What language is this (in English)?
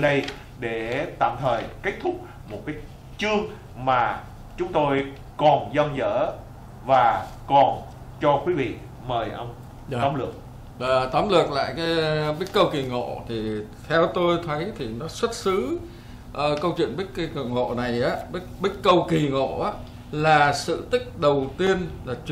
Vietnamese